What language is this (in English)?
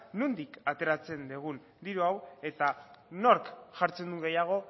Basque